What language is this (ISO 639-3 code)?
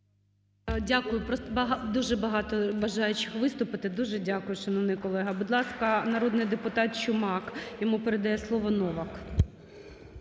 ukr